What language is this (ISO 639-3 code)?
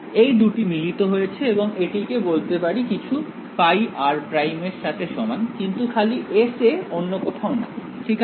ben